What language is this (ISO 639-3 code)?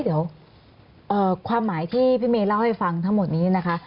tha